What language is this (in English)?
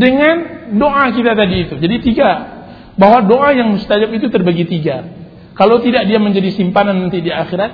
Indonesian